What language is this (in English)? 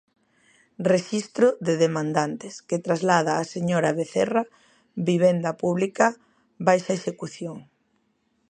Galician